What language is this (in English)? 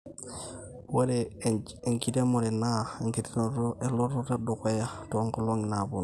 Masai